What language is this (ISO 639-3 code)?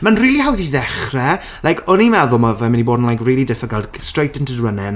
cym